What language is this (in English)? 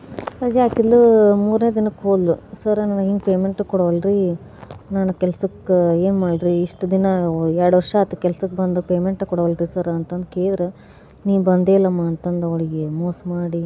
Kannada